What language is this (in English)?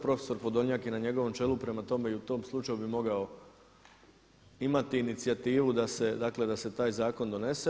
Croatian